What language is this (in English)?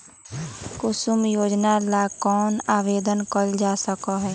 Magahi